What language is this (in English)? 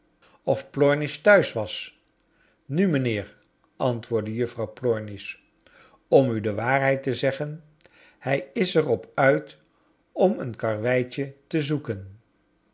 Dutch